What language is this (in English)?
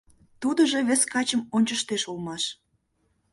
Mari